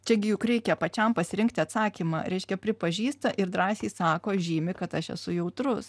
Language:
Lithuanian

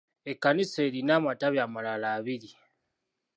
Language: Ganda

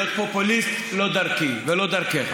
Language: Hebrew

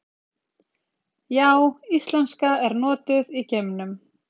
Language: Icelandic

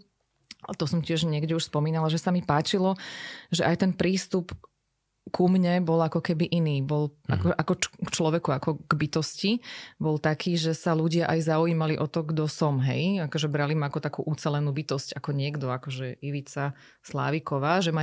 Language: Slovak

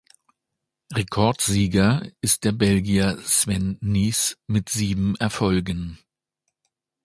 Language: German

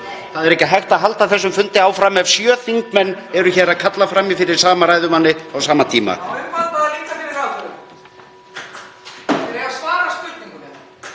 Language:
Icelandic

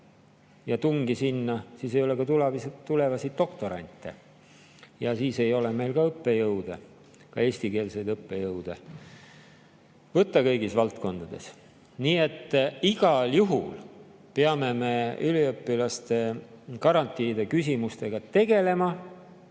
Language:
Estonian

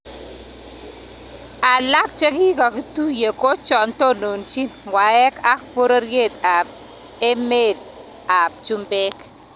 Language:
Kalenjin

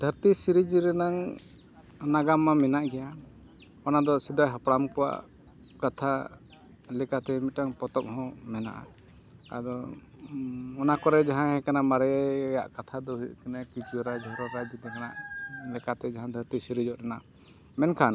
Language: Santali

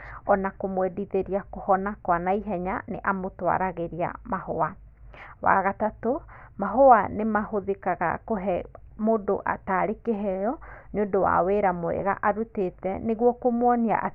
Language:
Kikuyu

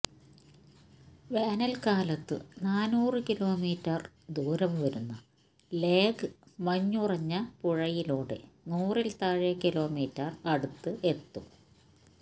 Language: Malayalam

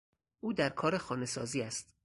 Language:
Persian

